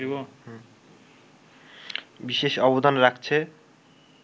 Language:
Bangla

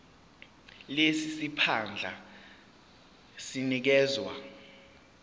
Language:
Zulu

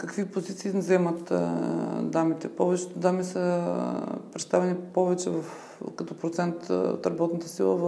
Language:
Bulgarian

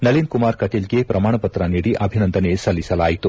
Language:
Kannada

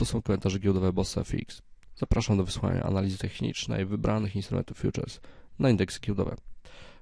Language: Polish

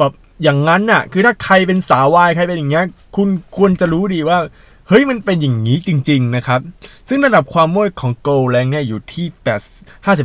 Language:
Thai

